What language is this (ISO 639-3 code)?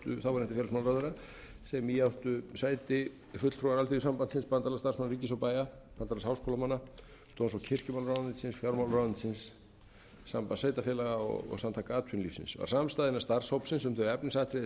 isl